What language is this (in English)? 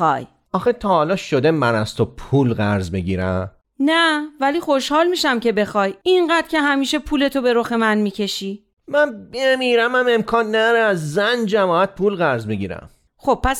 Persian